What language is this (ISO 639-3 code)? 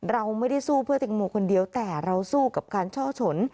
tha